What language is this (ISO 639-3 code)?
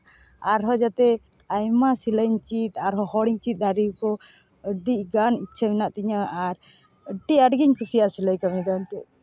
sat